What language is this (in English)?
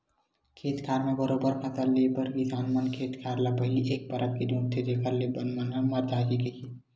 Chhattisgarhi